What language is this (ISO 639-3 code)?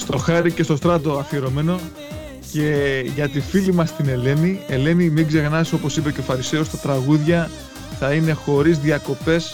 ell